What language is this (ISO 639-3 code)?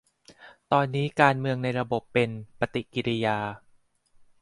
tha